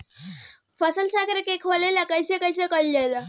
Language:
Bhojpuri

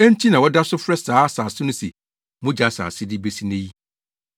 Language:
Akan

